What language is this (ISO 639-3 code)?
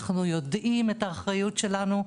heb